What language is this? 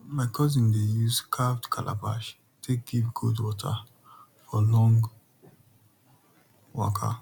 Nigerian Pidgin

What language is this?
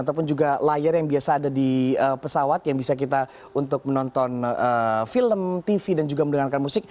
Indonesian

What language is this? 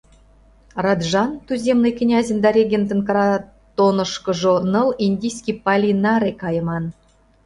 Mari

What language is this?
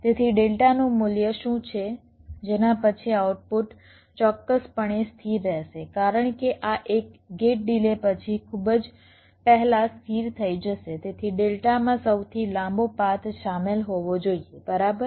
Gujarati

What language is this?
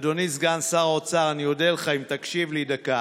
Hebrew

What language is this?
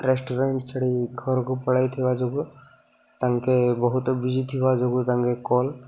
Odia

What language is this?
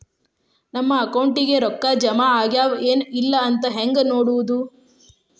Kannada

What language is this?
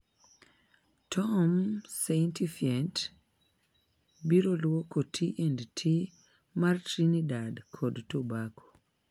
Luo (Kenya and Tanzania)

